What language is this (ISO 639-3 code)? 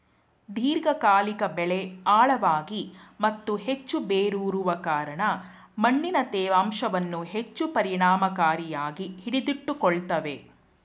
kan